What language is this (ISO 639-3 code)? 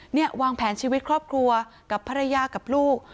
tha